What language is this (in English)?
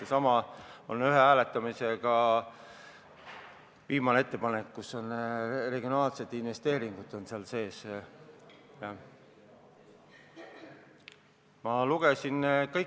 Estonian